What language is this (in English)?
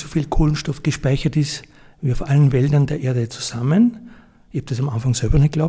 German